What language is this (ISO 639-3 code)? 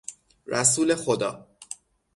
fas